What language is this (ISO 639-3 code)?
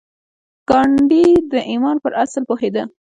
pus